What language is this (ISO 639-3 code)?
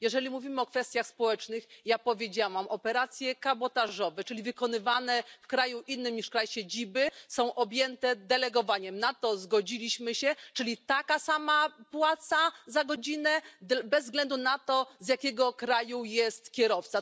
pol